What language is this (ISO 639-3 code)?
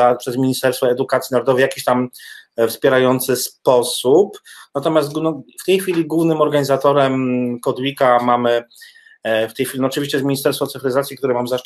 pol